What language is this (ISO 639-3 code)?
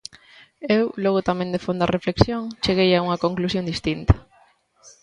glg